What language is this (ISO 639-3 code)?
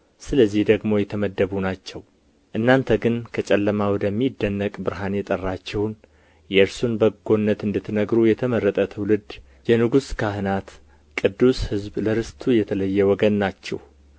amh